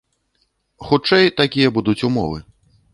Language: Belarusian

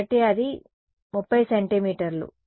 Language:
Telugu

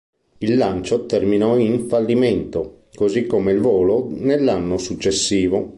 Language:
Italian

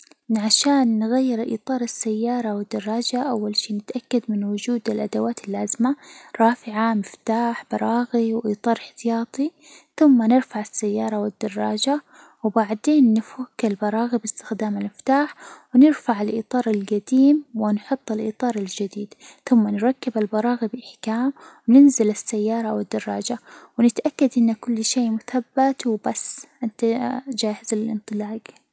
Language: Hijazi Arabic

